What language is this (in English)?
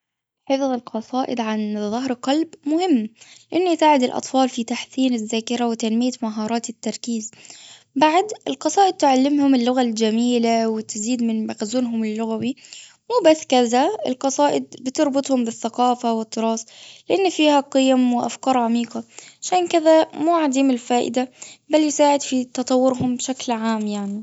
Gulf Arabic